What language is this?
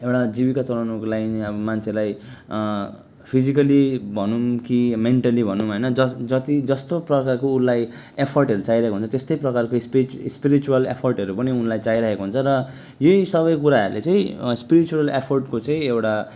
Nepali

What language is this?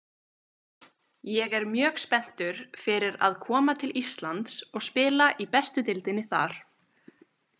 Icelandic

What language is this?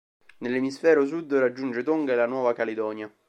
Italian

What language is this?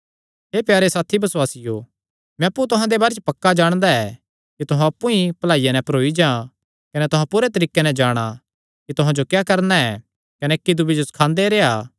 Kangri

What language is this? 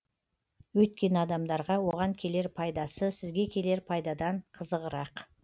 Kazakh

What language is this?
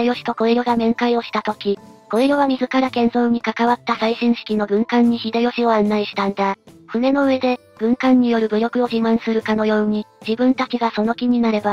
Japanese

